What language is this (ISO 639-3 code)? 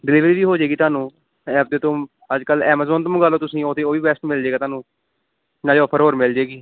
pan